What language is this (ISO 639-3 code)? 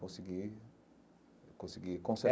por